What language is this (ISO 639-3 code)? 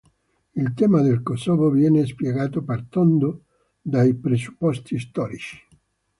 ita